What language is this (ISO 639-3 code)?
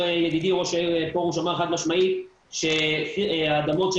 heb